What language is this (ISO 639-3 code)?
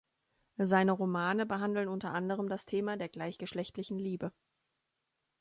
deu